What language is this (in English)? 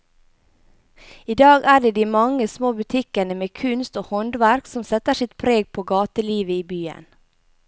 Norwegian